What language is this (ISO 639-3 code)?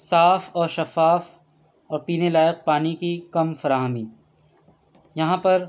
urd